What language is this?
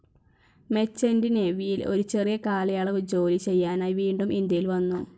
Malayalam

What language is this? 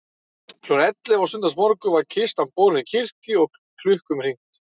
Icelandic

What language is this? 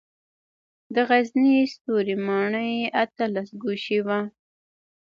Pashto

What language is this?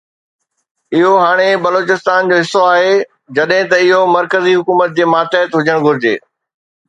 Sindhi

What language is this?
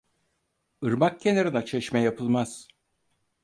Turkish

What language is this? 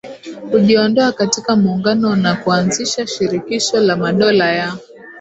Swahili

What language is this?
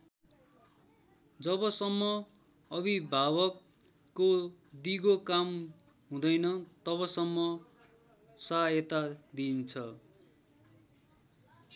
Nepali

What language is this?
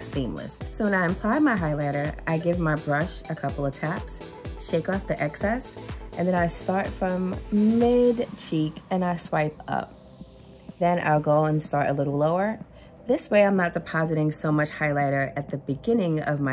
English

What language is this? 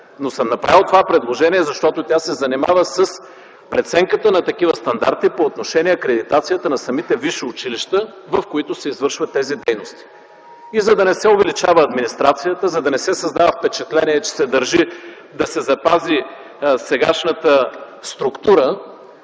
Bulgarian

